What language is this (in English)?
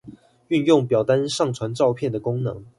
Chinese